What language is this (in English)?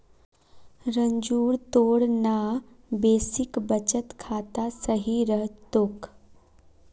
Magahi